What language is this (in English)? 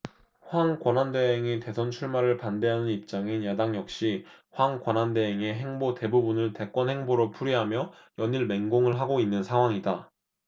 Korean